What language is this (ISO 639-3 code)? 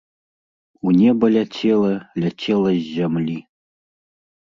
bel